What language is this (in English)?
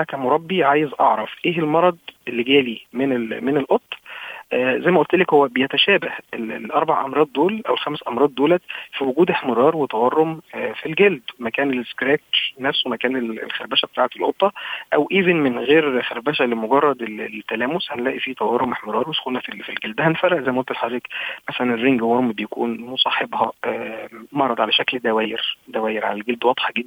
Arabic